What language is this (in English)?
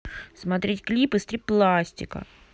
Russian